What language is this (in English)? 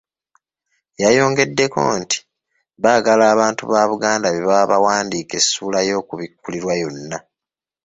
Ganda